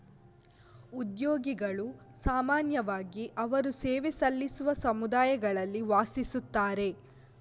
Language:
Kannada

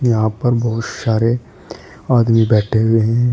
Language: Hindi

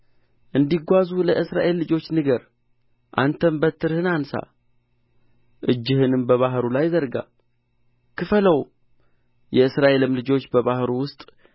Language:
Amharic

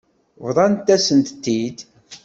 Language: Kabyle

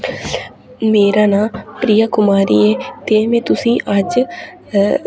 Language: Dogri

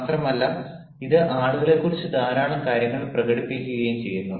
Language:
Malayalam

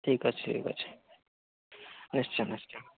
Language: Odia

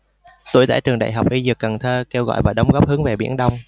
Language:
Vietnamese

